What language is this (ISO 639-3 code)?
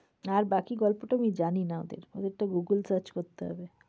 ben